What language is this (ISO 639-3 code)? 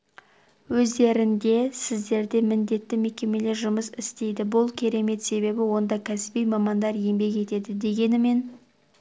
kaz